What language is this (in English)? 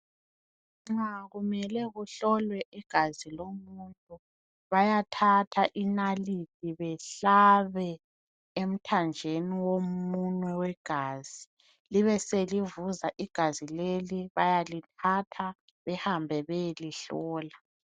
North Ndebele